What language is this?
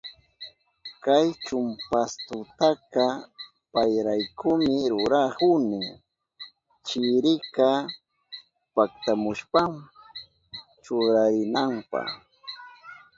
Southern Pastaza Quechua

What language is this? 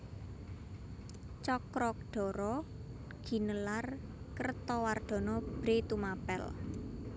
Javanese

